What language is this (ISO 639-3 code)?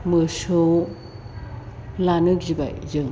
brx